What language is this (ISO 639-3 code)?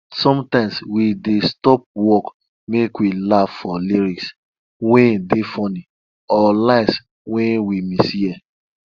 pcm